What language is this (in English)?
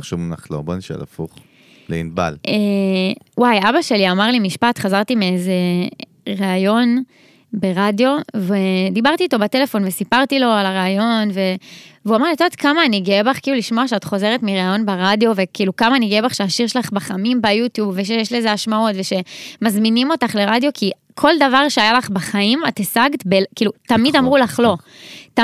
Hebrew